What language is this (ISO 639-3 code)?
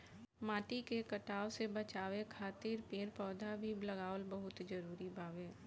bho